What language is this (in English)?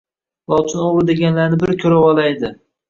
Uzbek